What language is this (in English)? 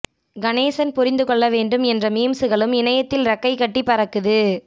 Tamil